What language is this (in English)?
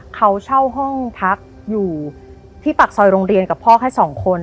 Thai